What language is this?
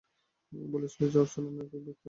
Bangla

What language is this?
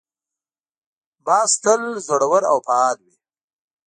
Pashto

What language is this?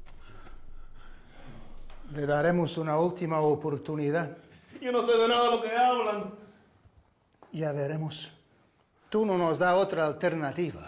Spanish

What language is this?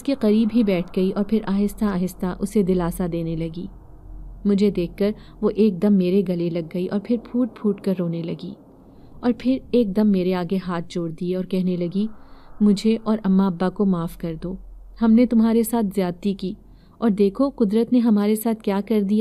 Hindi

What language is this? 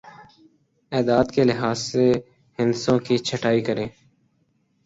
Urdu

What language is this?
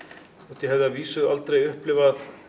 Icelandic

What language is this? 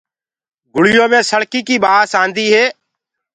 Gurgula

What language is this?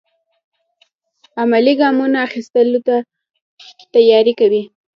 Pashto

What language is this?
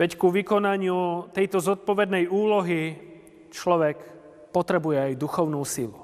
Slovak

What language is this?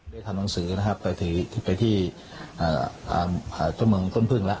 Thai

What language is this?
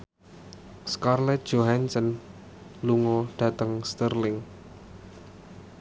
Javanese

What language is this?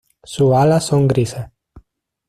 Spanish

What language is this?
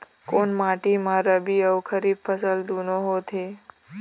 Chhattisgarhi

